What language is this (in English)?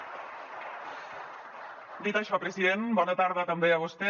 Catalan